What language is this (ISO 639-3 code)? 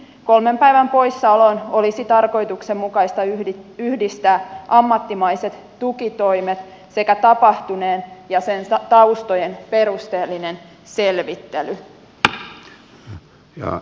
fin